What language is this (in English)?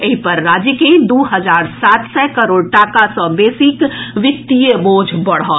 Maithili